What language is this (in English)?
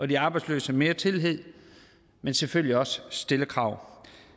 Danish